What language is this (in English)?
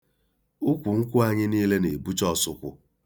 Igbo